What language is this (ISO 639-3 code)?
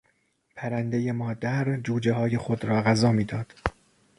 fas